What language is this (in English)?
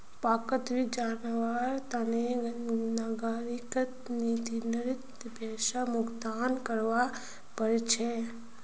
Magahi